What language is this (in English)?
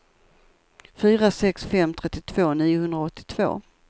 Swedish